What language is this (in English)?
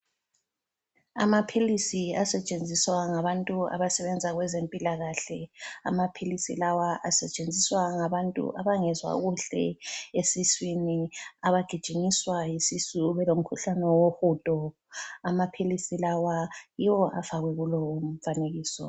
North Ndebele